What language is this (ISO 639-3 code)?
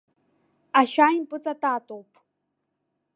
abk